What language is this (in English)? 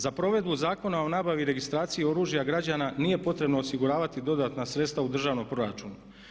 Croatian